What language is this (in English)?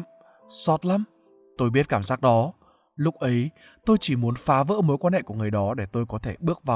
Vietnamese